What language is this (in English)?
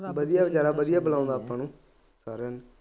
Punjabi